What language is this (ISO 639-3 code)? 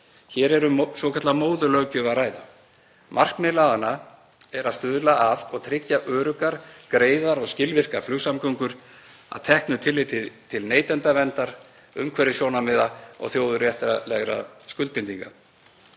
isl